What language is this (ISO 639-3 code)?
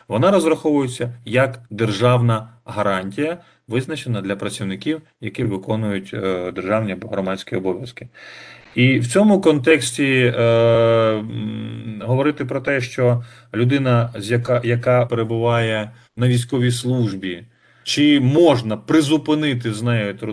ukr